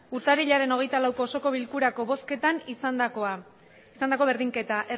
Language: Basque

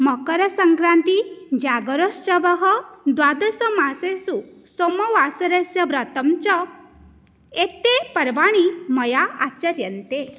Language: Sanskrit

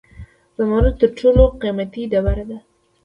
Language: Pashto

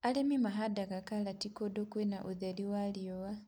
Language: Kikuyu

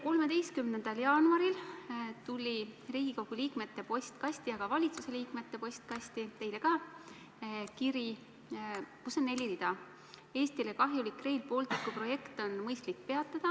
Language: Estonian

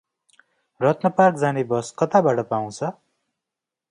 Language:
Nepali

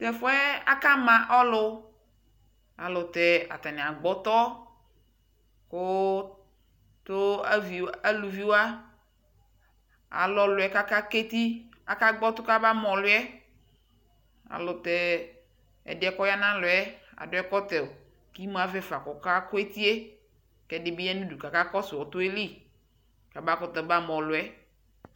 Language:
Ikposo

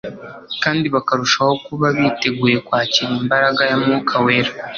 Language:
Kinyarwanda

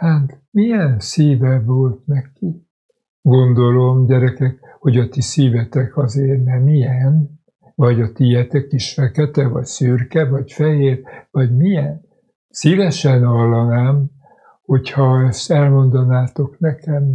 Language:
Hungarian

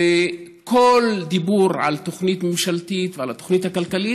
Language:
Hebrew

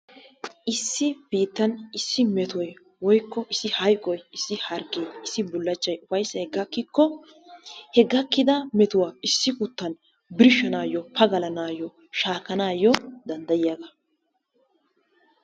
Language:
Wolaytta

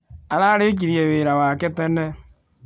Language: Kikuyu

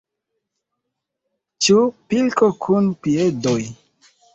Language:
Esperanto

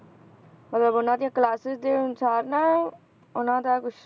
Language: Punjabi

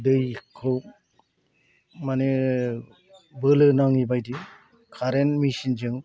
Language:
Bodo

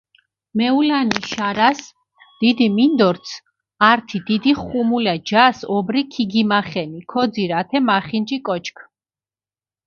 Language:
Mingrelian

